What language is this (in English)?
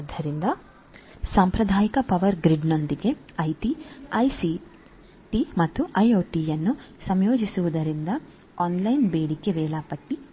Kannada